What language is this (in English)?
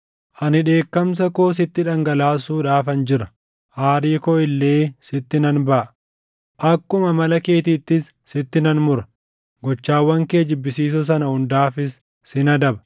Oromo